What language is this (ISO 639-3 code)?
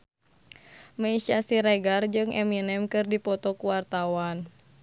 sun